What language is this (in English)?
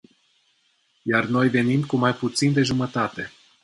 Romanian